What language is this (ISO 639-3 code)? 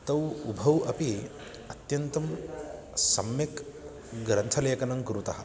san